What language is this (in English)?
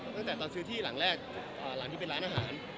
Thai